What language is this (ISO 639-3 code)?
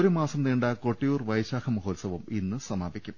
mal